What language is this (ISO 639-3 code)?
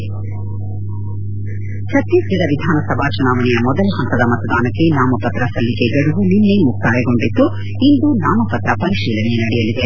kan